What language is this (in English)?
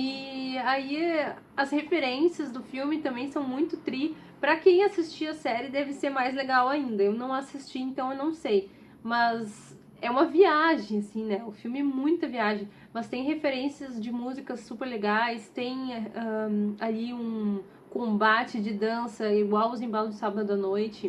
Portuguese